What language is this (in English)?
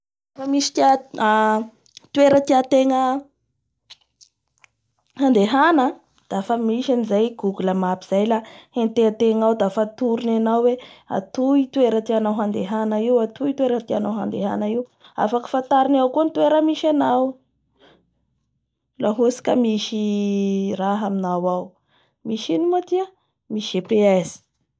Bara Malagasy